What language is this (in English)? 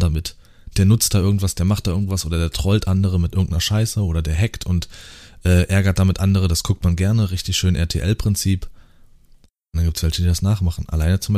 German